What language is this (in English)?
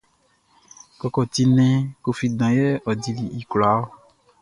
Baoulé